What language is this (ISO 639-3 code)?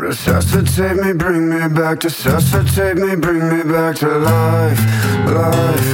eng